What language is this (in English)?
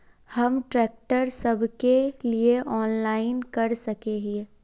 Magahi